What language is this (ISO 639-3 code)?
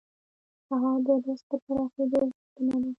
pus